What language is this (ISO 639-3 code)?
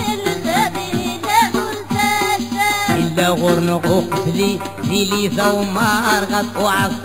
ara